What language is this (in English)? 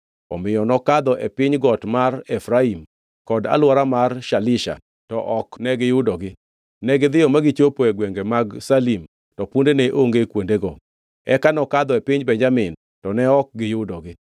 Luo (Kenya and Tanzania)